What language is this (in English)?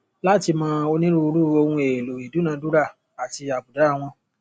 Yoruba